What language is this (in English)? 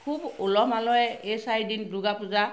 Assamese